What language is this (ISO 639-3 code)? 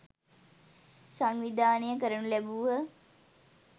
sin